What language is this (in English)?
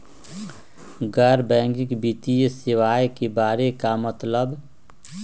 Magahi